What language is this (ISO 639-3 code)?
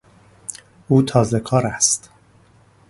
fas